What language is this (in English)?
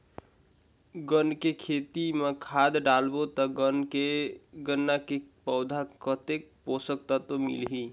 Chhattisgarhi